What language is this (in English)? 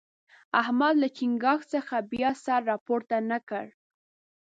Pashto